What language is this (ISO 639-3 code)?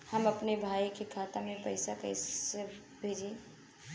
bho